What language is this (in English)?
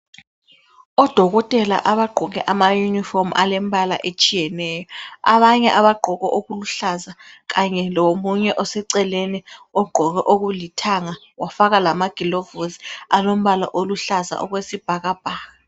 North Ndebele